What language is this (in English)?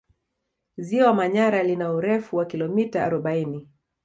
Swahili